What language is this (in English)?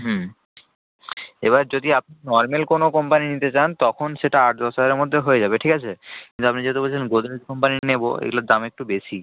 Bangla